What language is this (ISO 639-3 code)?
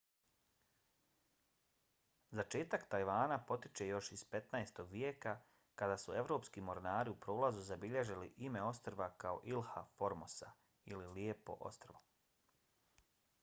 bos